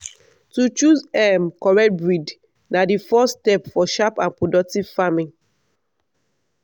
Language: Nigerian Pidgin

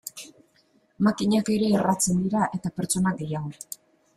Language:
Basque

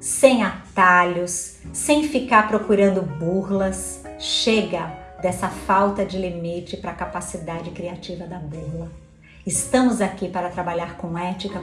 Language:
Portuguese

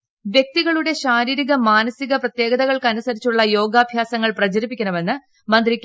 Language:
Malayalam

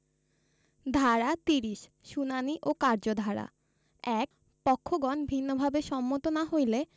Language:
Bangla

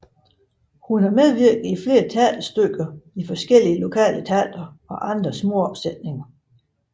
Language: Danish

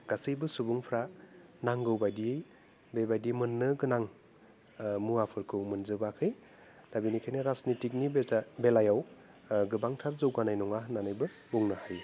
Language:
Bodo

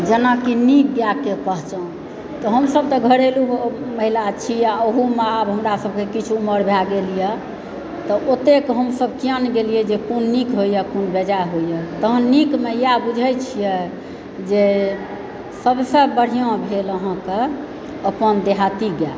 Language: Maithili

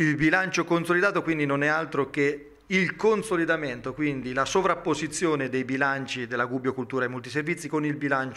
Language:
Italian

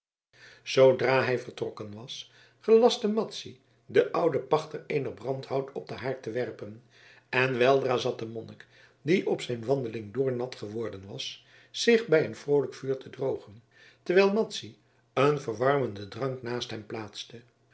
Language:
Dutch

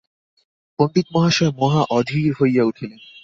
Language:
Bangla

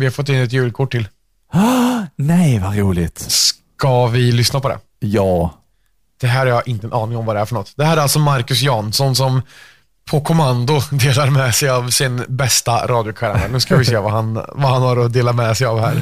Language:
Swedish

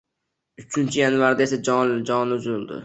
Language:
Uzbek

